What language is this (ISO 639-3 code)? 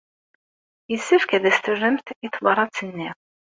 kab